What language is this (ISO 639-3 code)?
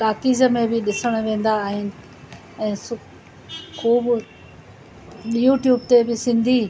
snd